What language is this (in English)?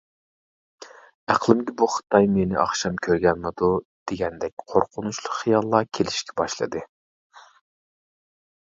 Uyghur